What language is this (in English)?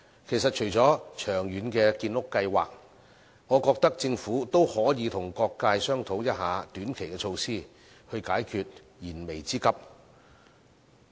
Cantonese